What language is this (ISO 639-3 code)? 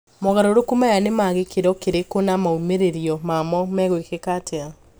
kik